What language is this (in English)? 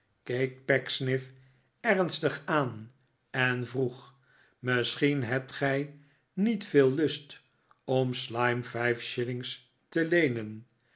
Dutch